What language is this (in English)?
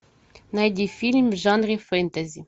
Russian